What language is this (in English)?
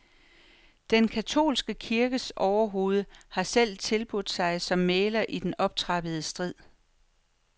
Danish